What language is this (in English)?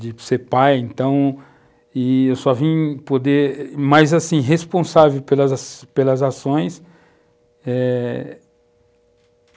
Portuguese